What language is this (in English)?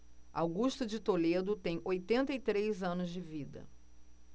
Portuguese